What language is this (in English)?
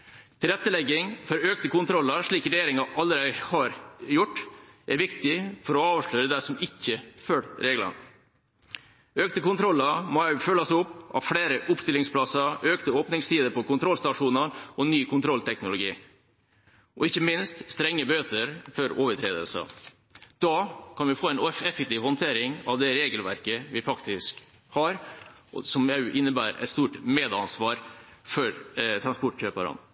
Norwegian Bokmål